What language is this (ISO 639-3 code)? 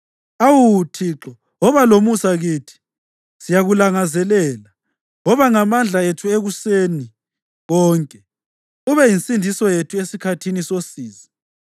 nde